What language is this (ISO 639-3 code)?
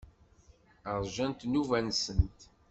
kab